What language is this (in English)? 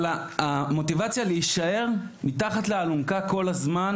Hebrew